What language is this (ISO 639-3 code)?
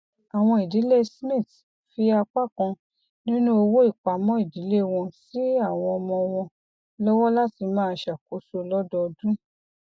yor